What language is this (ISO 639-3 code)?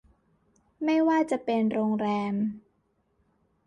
tha